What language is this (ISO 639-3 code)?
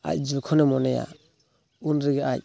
sat